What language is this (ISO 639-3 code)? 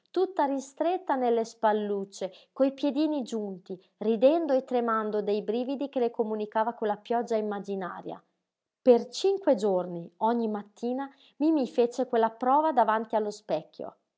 ita